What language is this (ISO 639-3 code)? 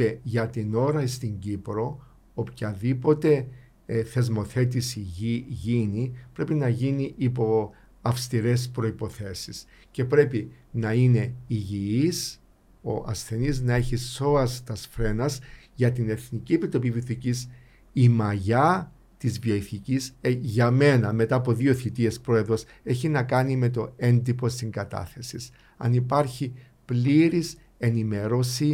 ell